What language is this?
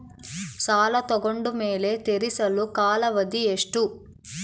Kannada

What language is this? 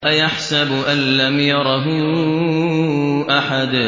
Arabic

